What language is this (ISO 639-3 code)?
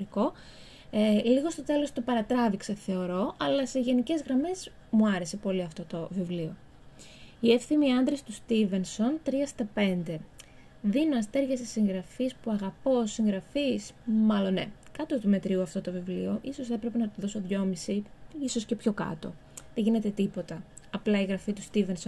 ell